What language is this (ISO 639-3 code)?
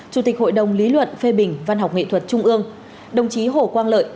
vie